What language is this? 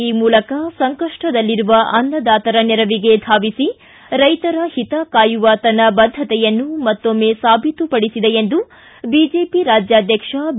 Kannada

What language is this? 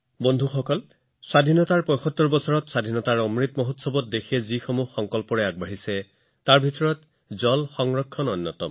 Assamese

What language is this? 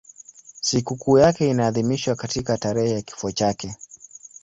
Swahili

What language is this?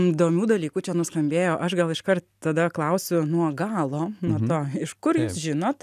Lithuanian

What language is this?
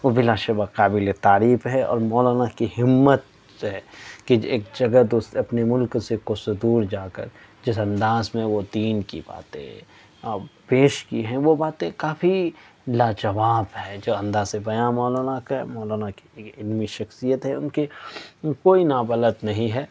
Urdu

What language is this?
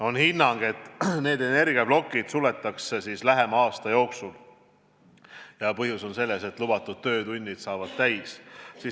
Estonian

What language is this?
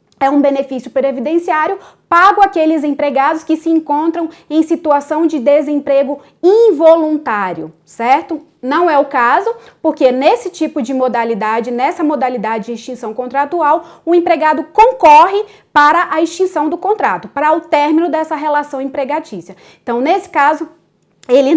Portuguese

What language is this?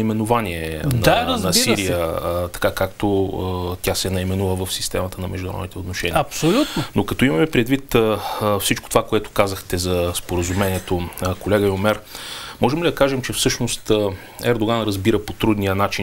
Bulgarian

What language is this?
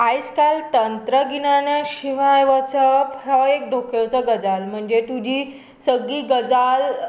Konkani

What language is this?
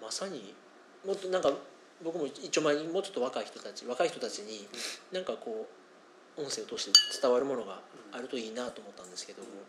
Japanese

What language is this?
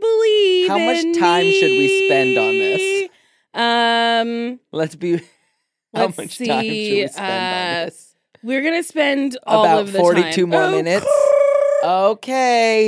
English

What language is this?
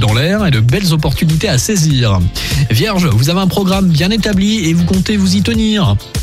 French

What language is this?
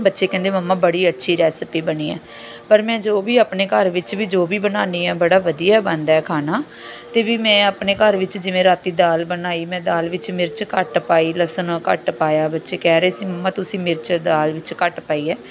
Punjabi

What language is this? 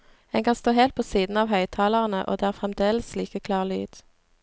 Norwegian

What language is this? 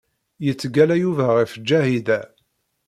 Kabyle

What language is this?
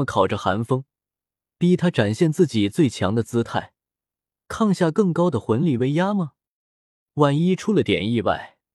Chinese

